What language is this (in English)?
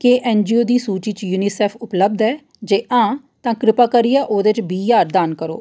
Dogri